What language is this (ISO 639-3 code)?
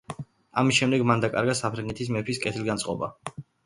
kat